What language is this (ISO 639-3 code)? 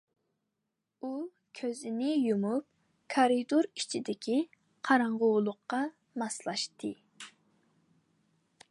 uig